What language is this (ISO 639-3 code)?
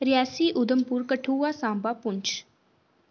doi